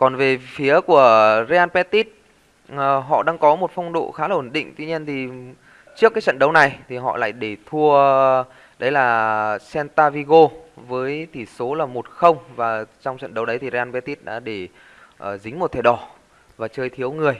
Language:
Vietnamese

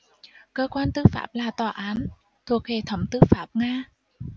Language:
Vietnamese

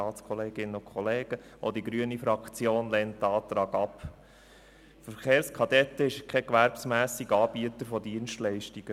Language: Swiss German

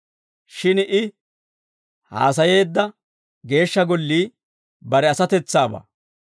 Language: Dawro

